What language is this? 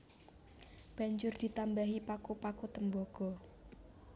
Javanese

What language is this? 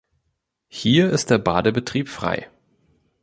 German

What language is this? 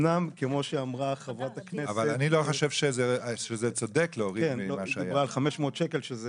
Hebrew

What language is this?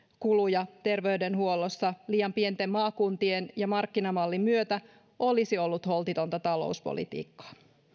Finnish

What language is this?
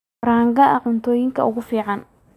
Somali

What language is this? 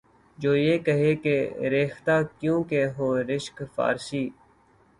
Urdu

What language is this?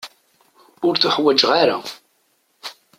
Kabyle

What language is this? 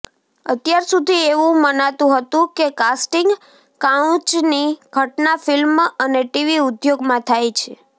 Gujarati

